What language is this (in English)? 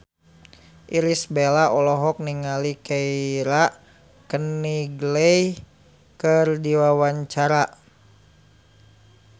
Sundanese